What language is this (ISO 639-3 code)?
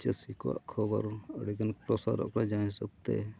sat